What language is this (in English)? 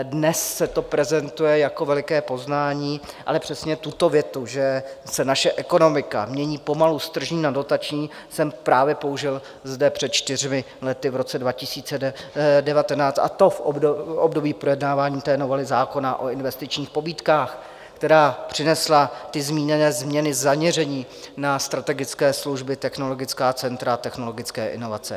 Czech